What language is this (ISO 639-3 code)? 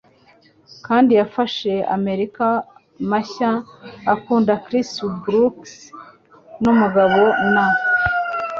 kin